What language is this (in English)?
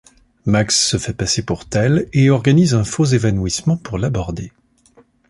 French